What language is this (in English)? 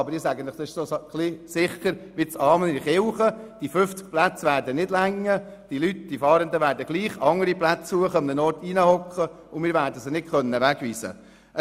Swiss German